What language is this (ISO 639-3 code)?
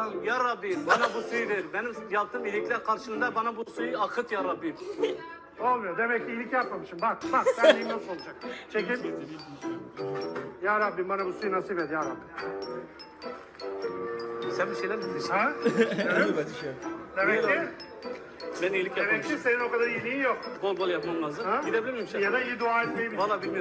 tur